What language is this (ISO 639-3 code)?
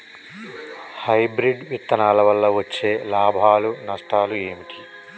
tel